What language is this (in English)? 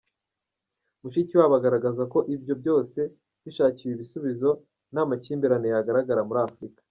Kinyarwanda